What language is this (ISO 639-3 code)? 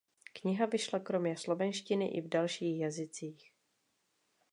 ces